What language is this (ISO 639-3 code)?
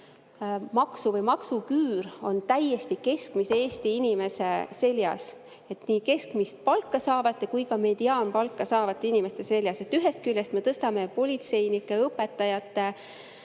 est